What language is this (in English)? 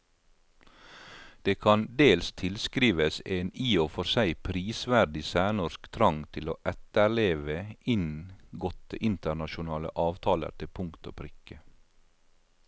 Norwegian